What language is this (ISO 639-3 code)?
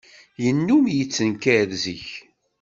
kab